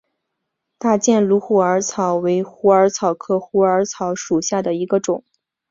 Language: Chinese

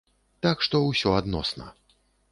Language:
Belarusian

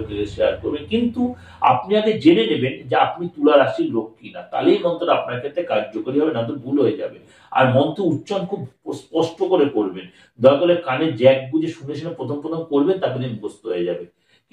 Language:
Bangla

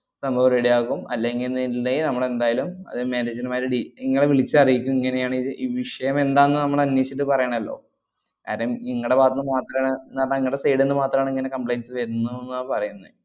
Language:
Malayalam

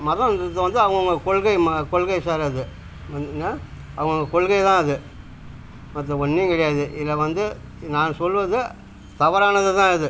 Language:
Tamil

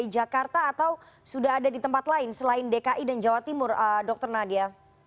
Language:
Indonesian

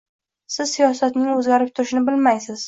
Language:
Uzbek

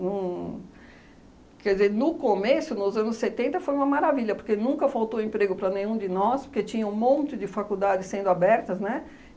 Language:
Portuguese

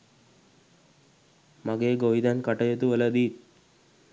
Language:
Sinhala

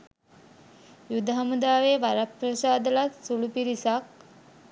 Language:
Sinhala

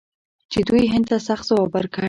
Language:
Pashto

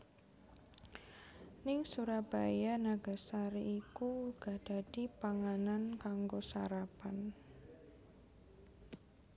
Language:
Javanese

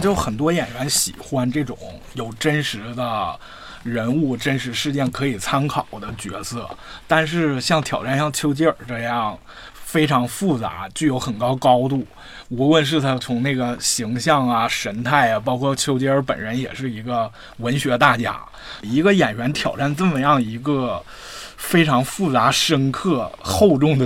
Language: Chinese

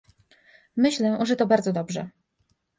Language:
Polish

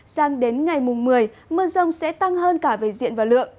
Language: Vietnamese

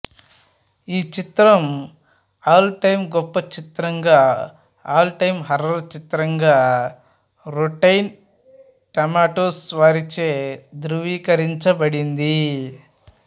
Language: Telugu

